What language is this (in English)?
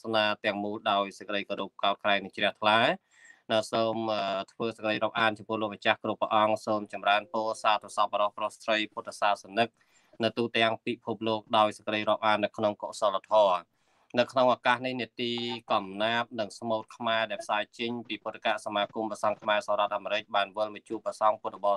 Thai